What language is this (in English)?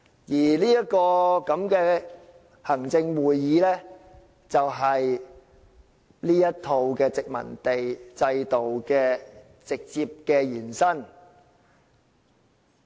Cantonese